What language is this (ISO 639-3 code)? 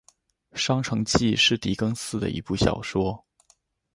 zho